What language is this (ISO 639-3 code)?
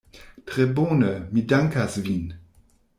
epo